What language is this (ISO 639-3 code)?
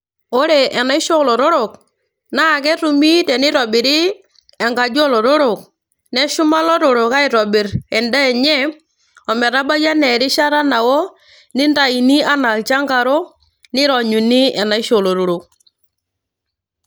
mas